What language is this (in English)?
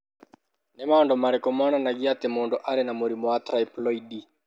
Kikuyu